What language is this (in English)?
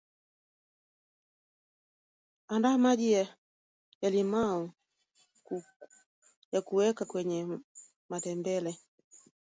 Swahili